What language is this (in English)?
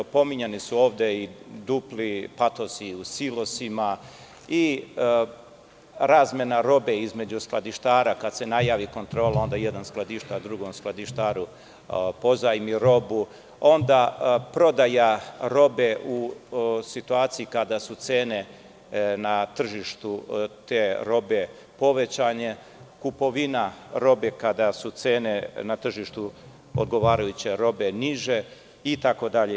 Serbian